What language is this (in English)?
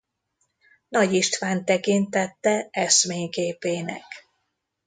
Hungarian